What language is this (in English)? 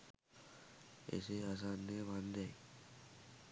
Sinhala